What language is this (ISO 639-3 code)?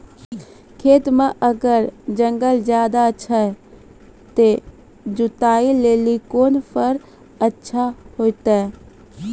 mai